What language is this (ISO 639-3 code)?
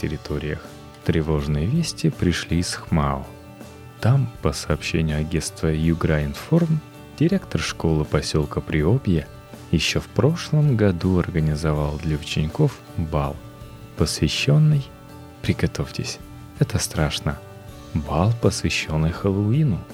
rus